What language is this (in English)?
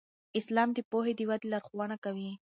Pashto